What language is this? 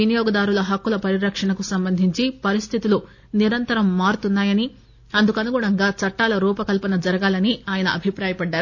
Telugu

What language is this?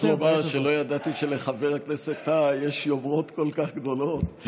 Hebrew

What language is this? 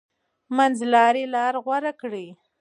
Pashto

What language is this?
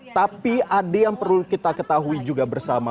Indonesian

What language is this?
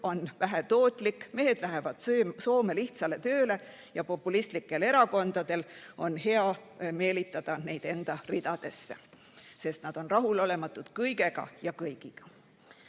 Estonian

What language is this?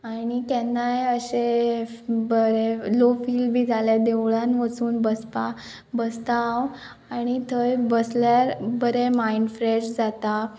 Konkani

